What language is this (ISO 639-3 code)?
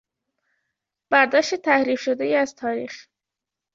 fas